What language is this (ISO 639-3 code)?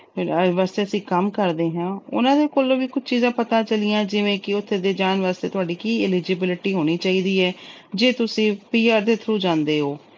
pan